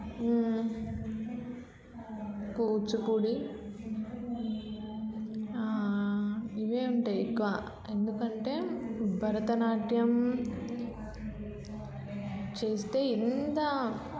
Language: Telugu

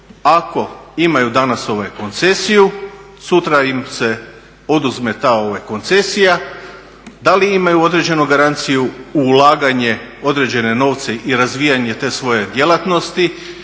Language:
Croatian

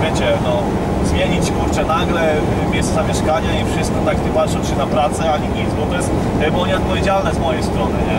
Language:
Polish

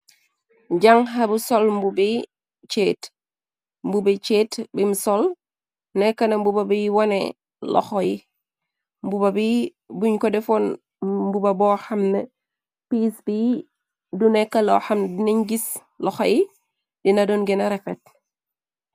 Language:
Wolof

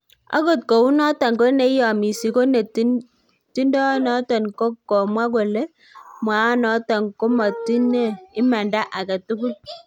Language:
Kalenjin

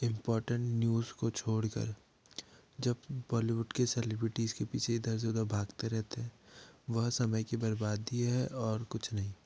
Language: Hindi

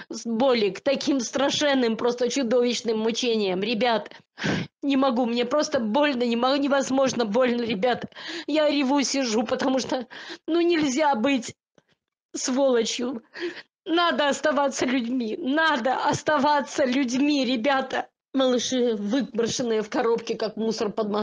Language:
Russian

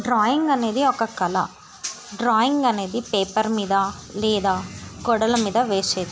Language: Telugu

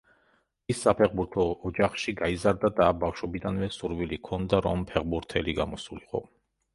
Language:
Georgian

